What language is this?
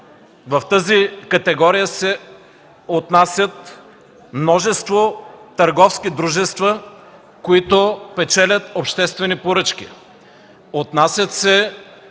Bulgarian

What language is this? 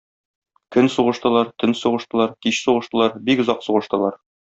Tatar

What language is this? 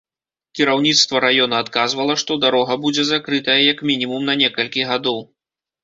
Belarusian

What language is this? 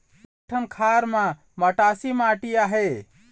Chhattisgarhi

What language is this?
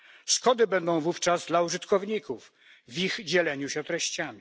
Polish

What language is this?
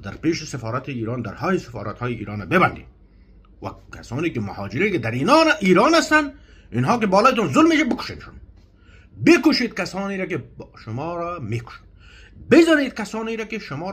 Persian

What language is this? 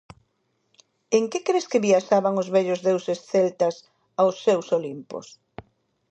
Galician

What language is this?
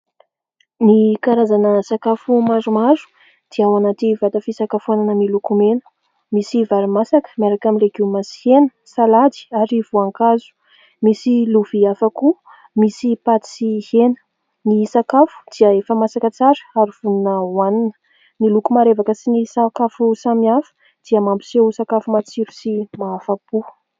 Malagasy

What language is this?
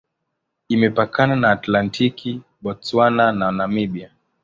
Swahili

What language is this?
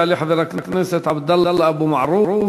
Hebrew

